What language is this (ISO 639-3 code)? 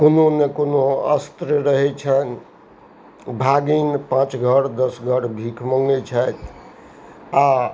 mai